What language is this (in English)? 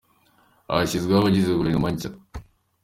Kinyarwanda